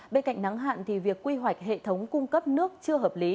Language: Vietnamese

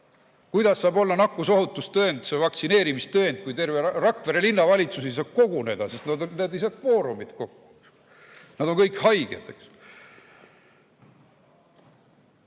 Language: Estonian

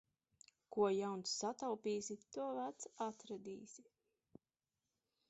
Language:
Latvian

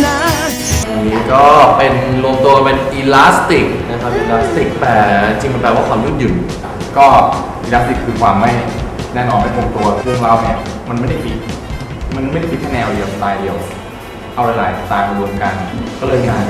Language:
Thai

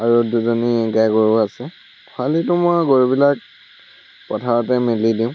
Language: Assamese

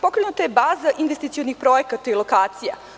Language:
Serbian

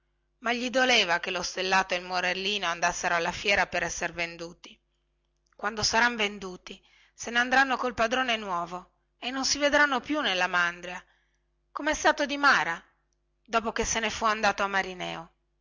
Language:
Italian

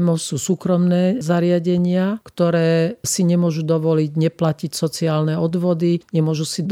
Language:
Slovak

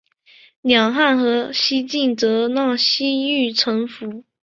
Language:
Chinese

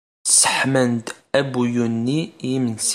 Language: Kabyle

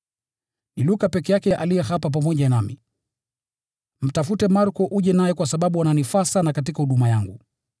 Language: Swahili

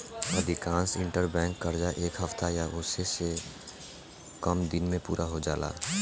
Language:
Bhojpuri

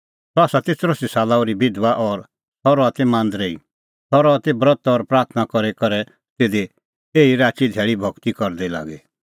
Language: Kullu Pahari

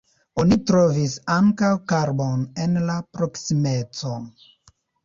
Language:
Esperanto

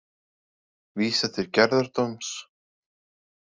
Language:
Icelandic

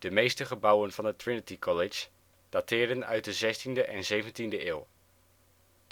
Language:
Dutch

